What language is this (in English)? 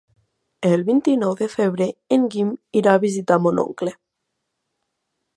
Catalan